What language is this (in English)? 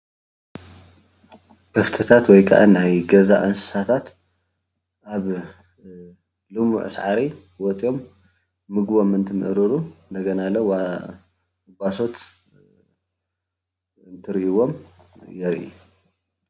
Tigrinya